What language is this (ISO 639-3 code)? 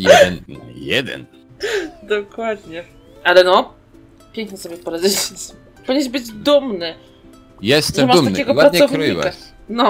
pol